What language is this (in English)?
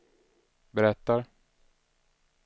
Swedish